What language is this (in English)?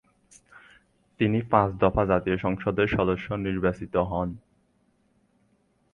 Bangla